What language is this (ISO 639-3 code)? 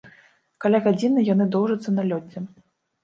bel